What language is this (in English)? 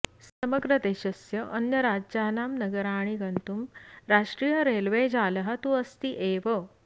Sanskrit